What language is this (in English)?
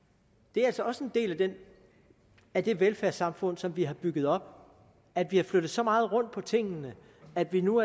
Danish